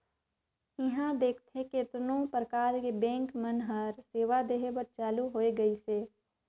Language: Chhattisgarhi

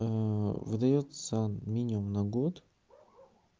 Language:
Russian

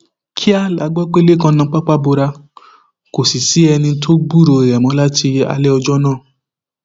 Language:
Yoruba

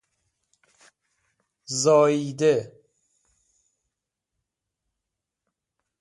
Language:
Persian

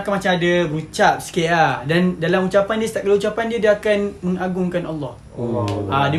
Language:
Malay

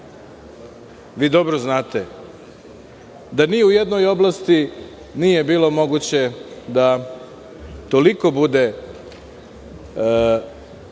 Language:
Serbian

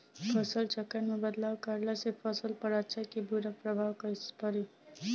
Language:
Bhojpuri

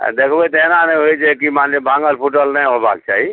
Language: Maithili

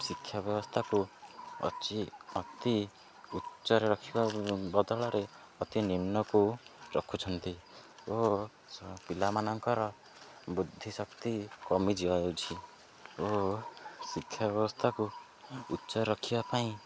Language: Odia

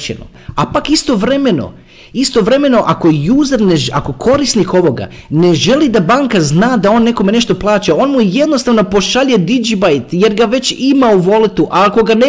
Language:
Croatian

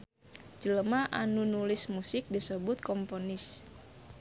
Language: Sundanese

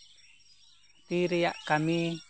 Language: Santali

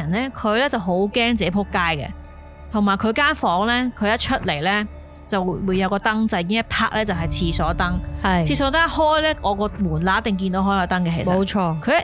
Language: Chinese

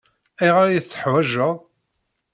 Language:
Kabyle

